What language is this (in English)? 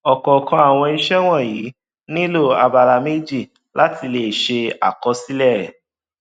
Yoruba